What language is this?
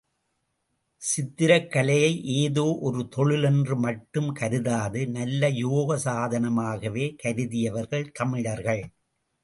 Tamil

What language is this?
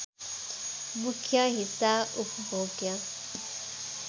Nepali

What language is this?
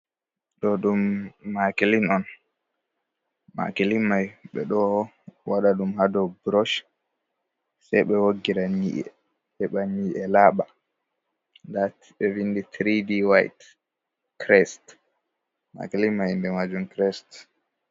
Fula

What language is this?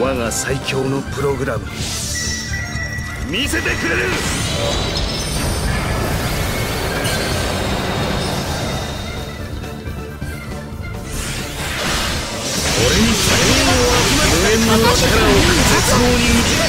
Japanese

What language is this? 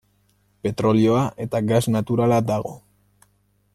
Basque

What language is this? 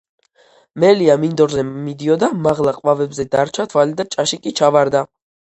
Georgian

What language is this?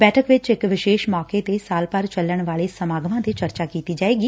Punjabi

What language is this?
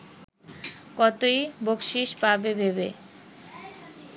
Bangla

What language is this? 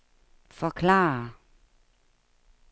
Danish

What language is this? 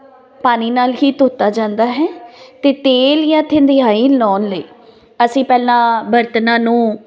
Punjabi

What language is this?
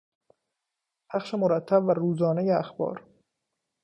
Persian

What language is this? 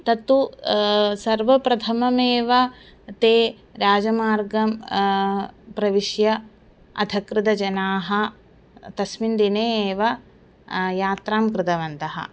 Sanskrit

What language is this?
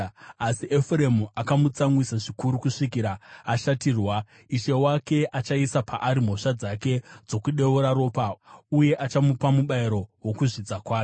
Shona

